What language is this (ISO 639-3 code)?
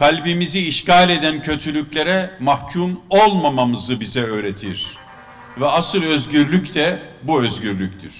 tur